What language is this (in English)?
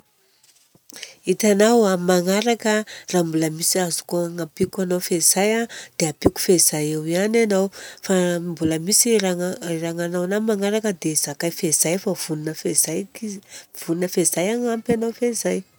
Southern Betsimisaraka Malagasy